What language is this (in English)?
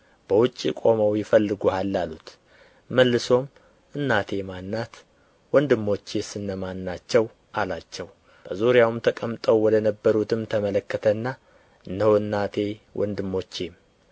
Amharic